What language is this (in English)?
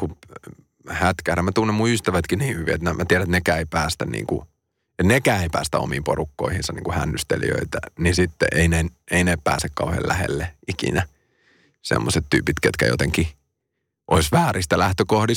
Finnish